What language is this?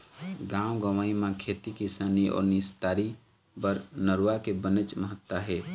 Chhattisgarhi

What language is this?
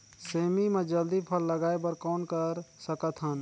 Chhattisgarhi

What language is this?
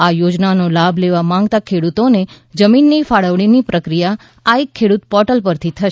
Gujarati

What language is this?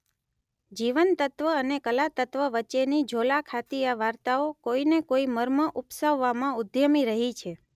Gujarati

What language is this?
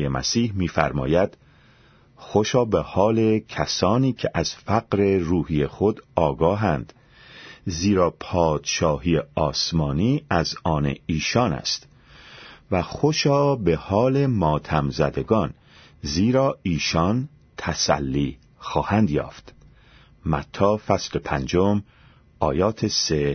Persian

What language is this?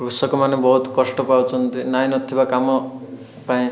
Odia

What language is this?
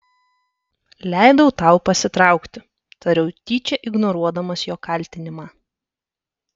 Lithuanian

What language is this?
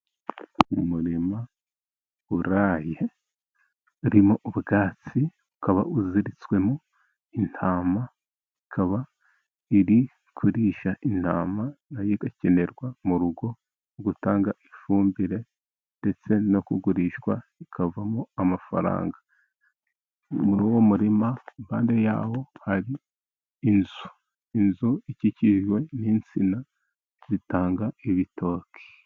Kinyarwanda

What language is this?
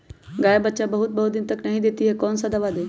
Magahi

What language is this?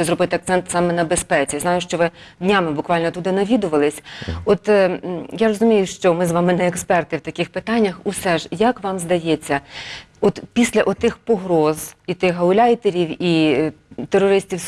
Ukrainian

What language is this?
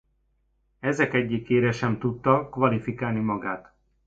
Hungarian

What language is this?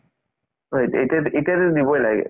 Assamese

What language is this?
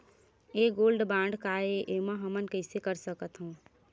Chhattisgarhi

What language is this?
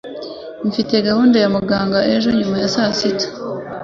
Kinyarwanda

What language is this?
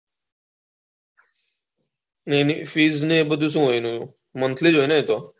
Gujarati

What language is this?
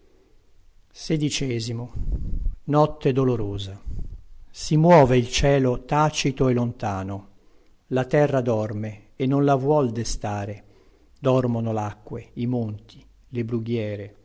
Italian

